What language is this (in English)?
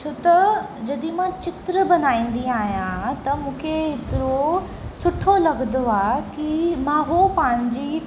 Sindhi